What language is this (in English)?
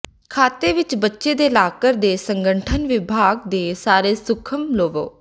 Punjabi